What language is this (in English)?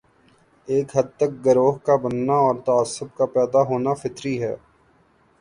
Urdu